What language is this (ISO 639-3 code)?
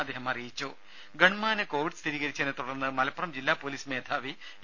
mal